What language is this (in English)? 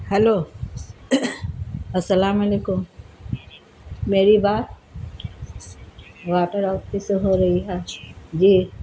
Urdu